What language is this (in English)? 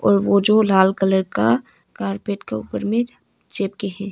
Hindi